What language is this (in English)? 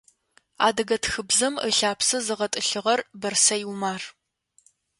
Adyghe